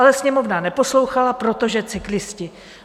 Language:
Czech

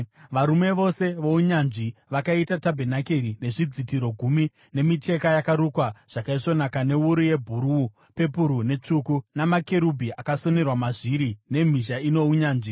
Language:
Shona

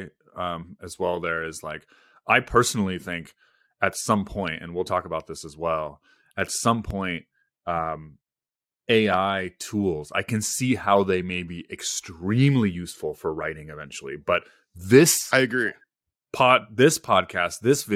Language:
English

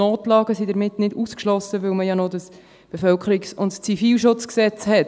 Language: Swiss German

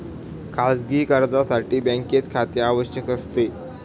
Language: Marathi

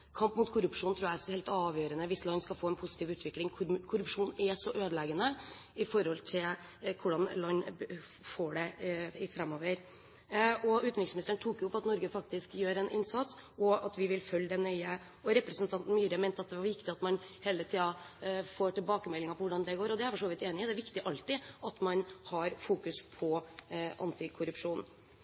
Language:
Norwegian Bokmål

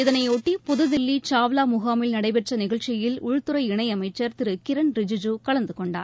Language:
Tamil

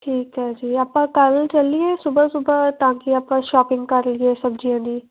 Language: Punjabi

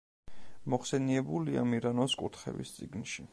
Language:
Georgian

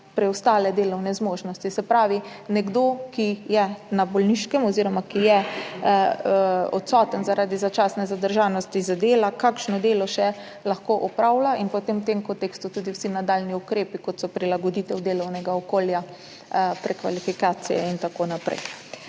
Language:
Slovenian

